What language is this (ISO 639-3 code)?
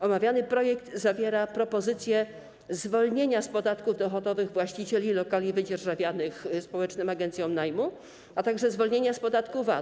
pol